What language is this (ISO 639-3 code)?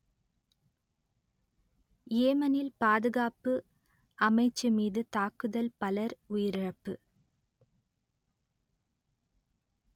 tam